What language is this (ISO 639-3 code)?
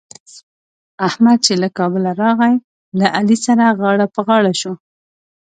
pus